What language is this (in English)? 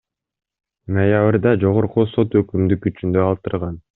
Kyrgyz